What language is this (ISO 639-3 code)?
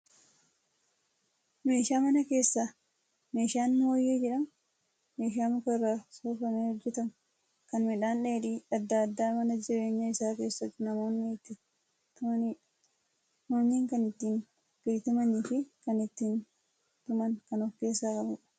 orm